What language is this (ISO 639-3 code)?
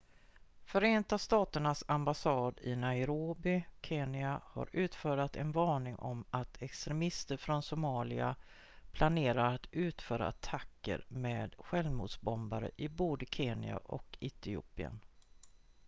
swe